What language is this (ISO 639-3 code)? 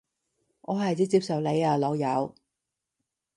yue